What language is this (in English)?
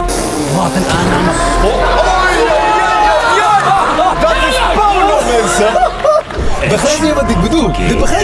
Dutch